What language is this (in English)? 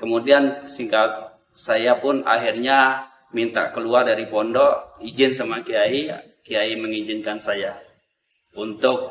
Indonesian